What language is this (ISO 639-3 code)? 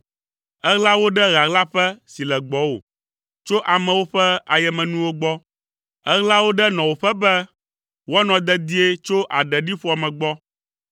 ewe